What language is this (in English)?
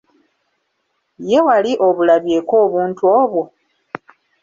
Ganda